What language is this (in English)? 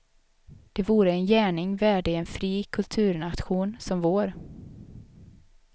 Swedish